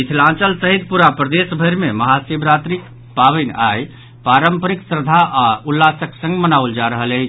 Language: Maithili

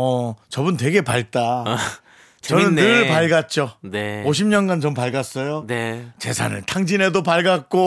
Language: Korean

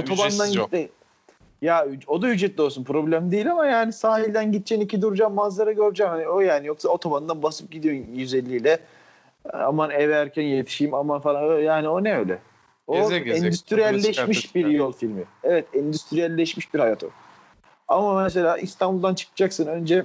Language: Turkish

